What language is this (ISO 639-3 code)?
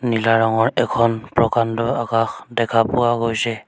asm